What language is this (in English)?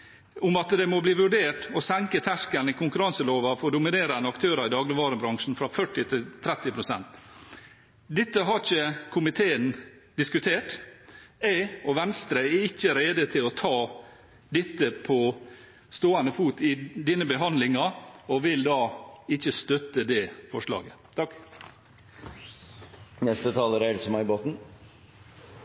Norwegian Bokmål